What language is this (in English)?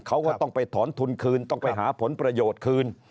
Thai